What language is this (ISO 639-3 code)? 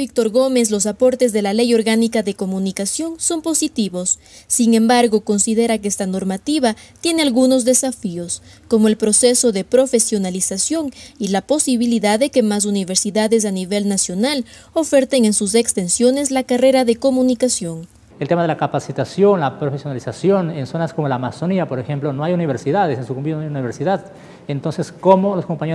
spa